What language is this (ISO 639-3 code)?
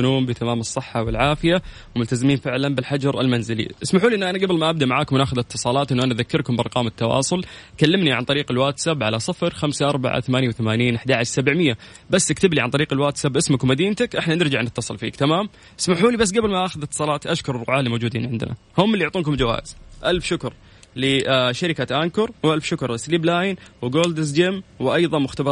ara